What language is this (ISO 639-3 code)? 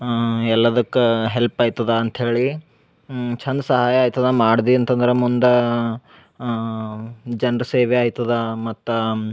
kan